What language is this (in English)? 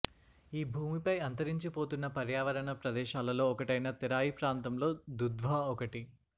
Telugu